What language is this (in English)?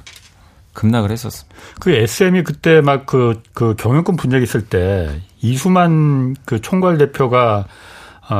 Korean